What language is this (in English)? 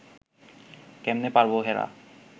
Bangla